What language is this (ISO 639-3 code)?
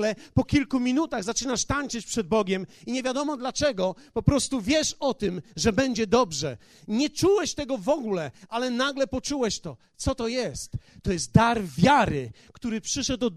pol